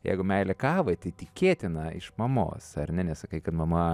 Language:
Lithuanian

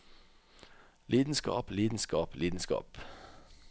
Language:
Norwegian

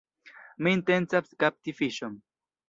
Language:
Esperanto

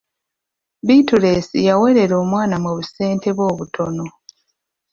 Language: Ganda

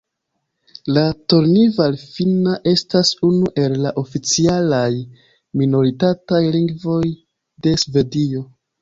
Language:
Esperanto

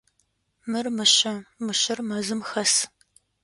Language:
Adyghe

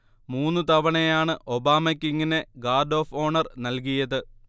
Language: Malayalam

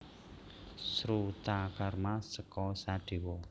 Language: Javanese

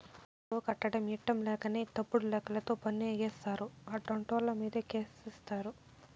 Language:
Telugu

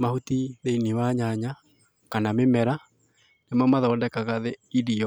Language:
Kikuyu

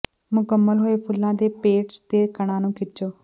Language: Punjabi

